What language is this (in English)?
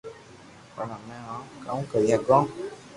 Loarki